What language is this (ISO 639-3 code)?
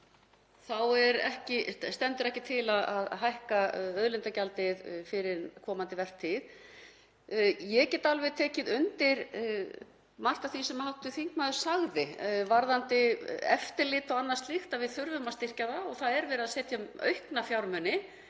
isl